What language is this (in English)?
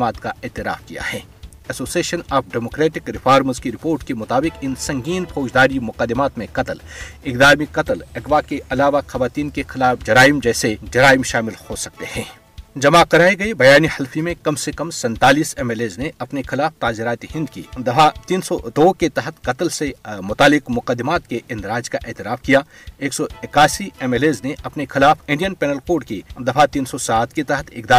Urdu